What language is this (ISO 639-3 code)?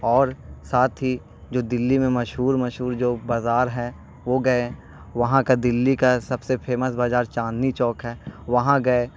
urd